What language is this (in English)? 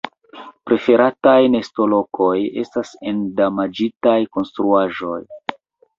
Esperanto